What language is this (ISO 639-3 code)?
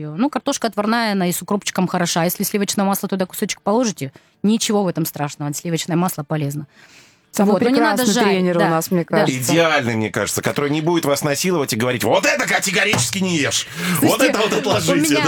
rus